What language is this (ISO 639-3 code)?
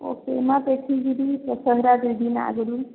ori